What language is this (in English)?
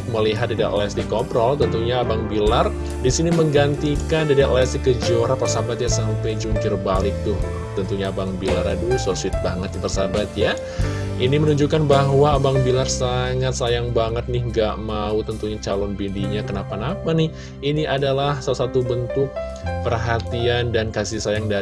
Indonesian